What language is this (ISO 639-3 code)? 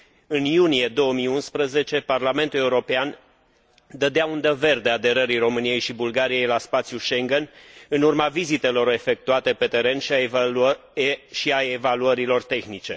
ron